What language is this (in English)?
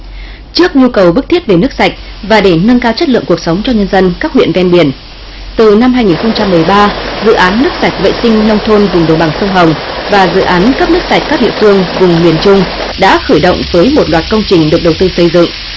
Vietnamese